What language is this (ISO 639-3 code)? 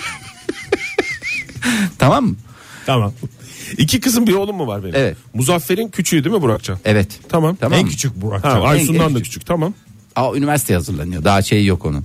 tur